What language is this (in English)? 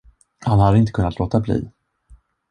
Swedish